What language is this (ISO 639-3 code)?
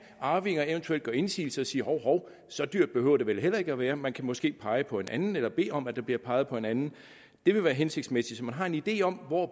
dan